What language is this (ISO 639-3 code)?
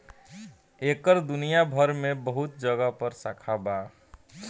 bho